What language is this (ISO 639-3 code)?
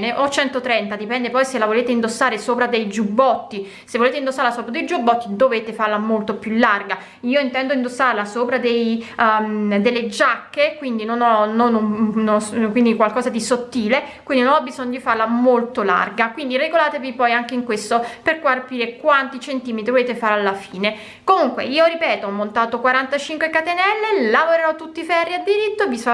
ita